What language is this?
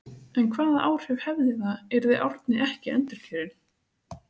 Icelandic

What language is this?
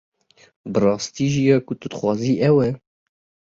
Kurdish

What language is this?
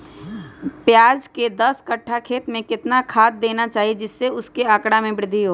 Magahi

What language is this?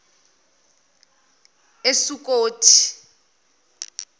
Zulu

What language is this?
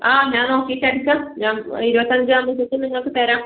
Malayalam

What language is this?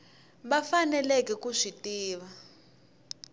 Tsonga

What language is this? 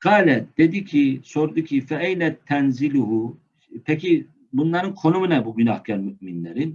Turkish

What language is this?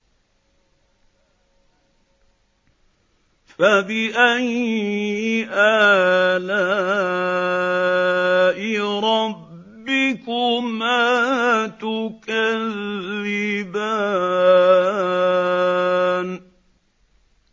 Arabic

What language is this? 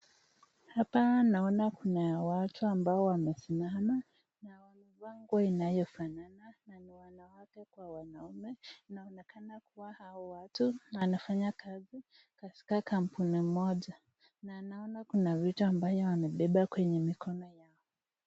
Swahili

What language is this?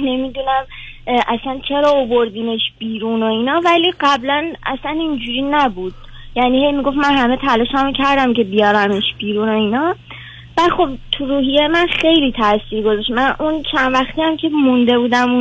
Persian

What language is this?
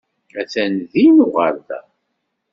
Kabyle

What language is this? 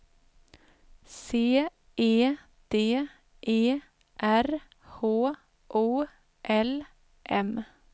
Swedish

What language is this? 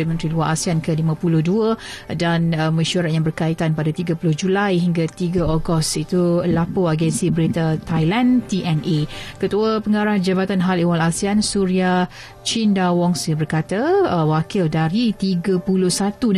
Malay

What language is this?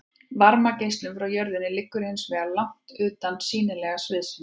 Icelandic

